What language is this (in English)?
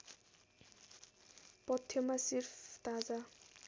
Nepali